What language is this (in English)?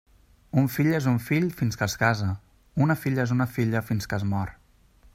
Catalan